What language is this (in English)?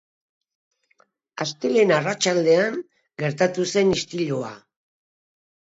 Basque